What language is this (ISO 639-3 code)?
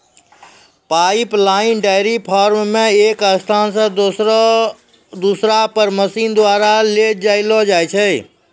mai